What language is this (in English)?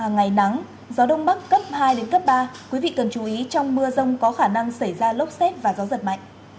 Vietnamese